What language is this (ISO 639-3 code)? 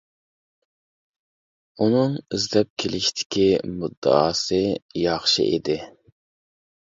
uig